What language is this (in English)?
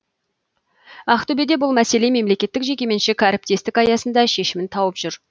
Kazakh